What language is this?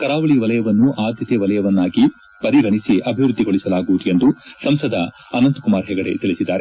Kannada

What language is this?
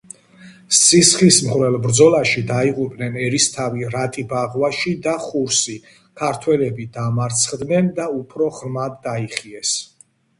Georgian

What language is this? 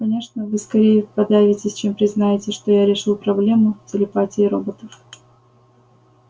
Russian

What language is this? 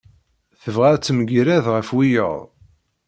Kabyle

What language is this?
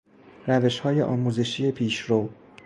Persian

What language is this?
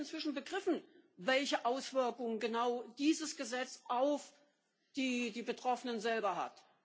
German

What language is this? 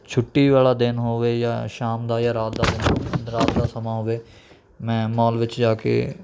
Punjabi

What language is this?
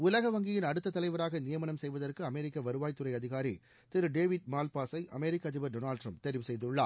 Tamil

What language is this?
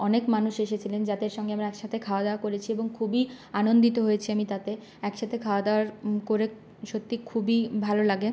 Bangla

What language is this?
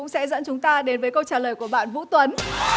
Vietnamese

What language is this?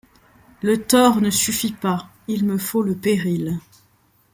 French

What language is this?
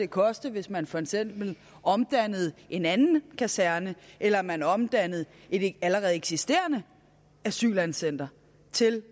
Danish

